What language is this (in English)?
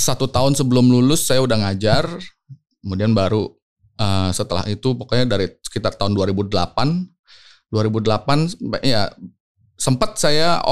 Indonesian